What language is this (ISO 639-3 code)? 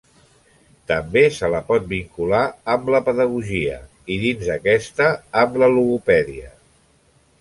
cat